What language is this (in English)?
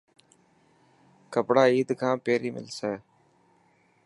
Dhatki